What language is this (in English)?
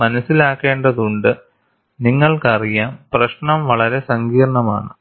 Malayalam